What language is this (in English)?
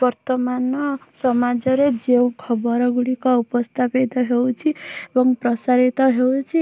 Odia